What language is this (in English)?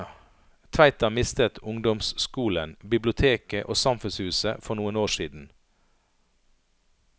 Norwegian